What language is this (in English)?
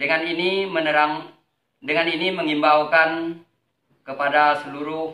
Indonesian